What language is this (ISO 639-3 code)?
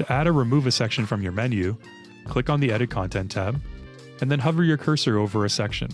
eng